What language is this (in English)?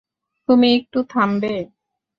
Bangla